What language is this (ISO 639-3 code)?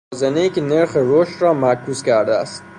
fas